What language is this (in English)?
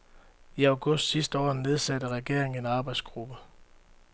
Danish